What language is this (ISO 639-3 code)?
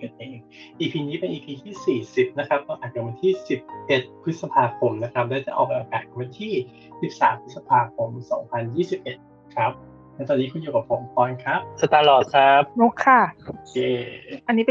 tha